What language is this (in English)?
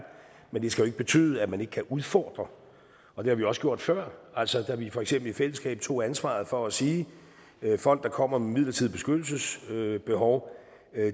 Danish